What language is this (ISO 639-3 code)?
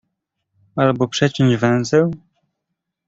pol